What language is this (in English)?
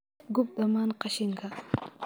Somali